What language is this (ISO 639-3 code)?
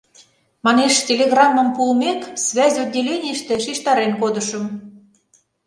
chm